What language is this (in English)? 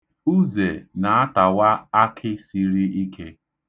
Igbo